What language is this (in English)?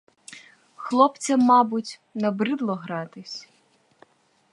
Ukrainian